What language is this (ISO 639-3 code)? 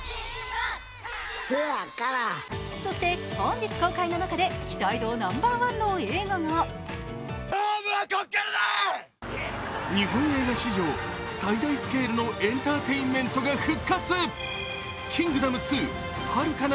jpn